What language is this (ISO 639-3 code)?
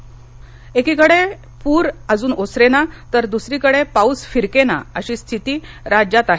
mar